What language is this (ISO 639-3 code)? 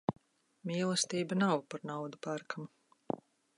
lav